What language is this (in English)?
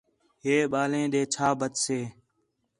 Khetrani